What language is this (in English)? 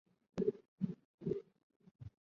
Chinese